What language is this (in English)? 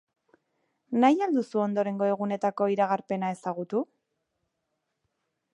Basque